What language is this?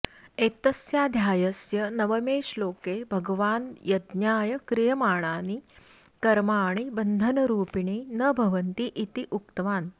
Sanskrit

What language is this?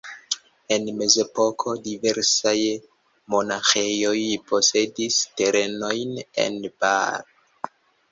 Esperanto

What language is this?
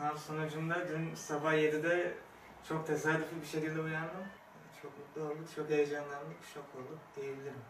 Turkish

